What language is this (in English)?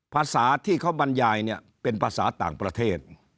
Thai